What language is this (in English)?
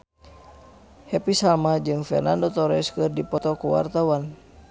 Sundanese